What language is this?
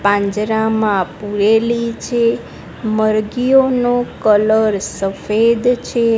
Gujarati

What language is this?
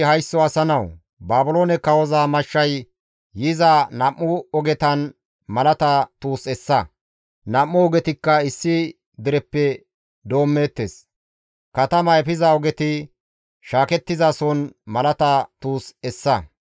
Gamo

